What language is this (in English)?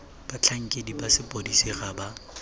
Tswana